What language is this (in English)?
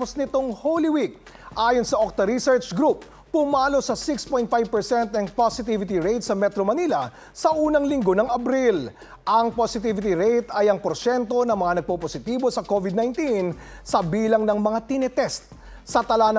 Filipino